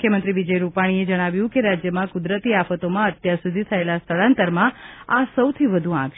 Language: Gujarati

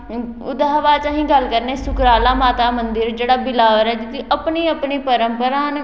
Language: Dogri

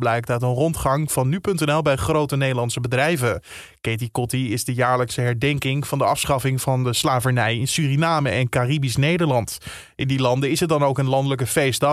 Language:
Dutch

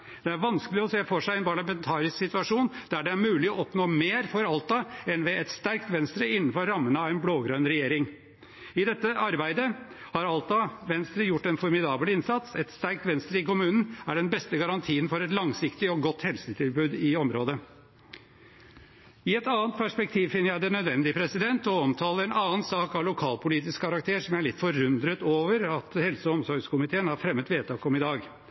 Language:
Norwegian Bokmål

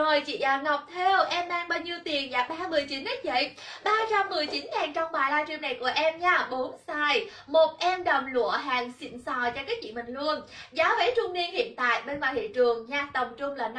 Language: Vietnamese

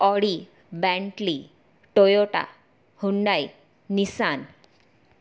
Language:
Gujarati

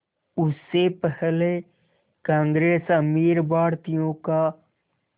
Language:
Hindi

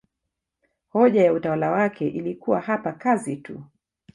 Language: Swahili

